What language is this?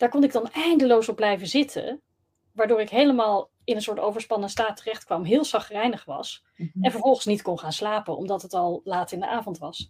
Dutch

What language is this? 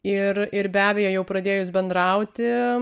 Lithuanian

